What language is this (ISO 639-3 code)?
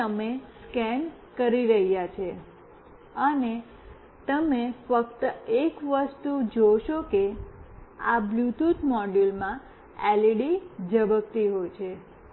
guj